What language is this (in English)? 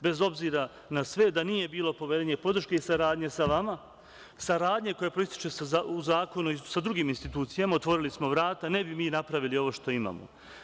Serbian